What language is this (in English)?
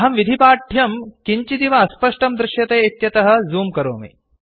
Sanskrit